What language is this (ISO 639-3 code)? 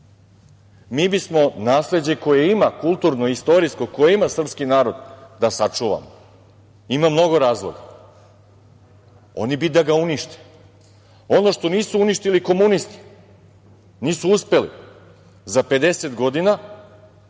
srp